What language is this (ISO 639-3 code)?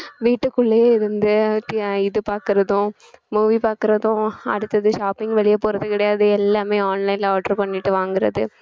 tam